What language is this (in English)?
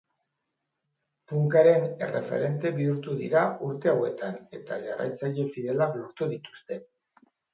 Basque